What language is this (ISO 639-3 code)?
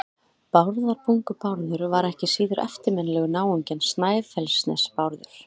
isl